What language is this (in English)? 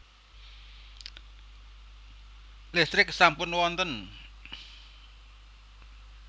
Javanese